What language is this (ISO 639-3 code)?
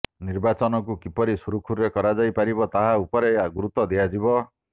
ori